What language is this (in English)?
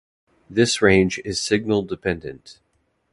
English